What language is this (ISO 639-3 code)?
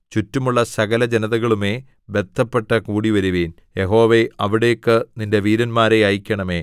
mal